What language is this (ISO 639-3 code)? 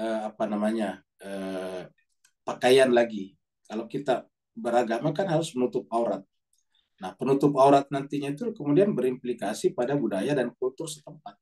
ind